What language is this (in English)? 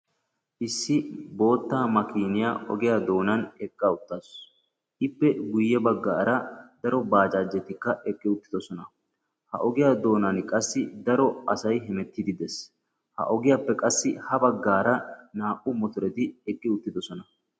Wolaytta